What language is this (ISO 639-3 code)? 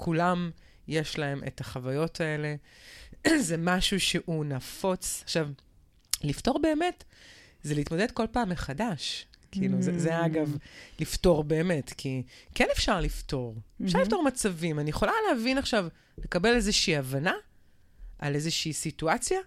heb